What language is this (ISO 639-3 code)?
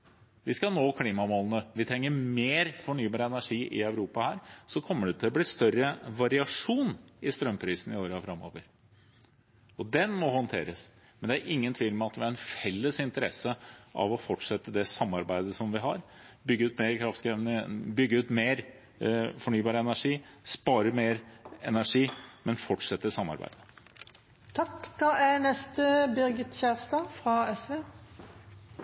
nor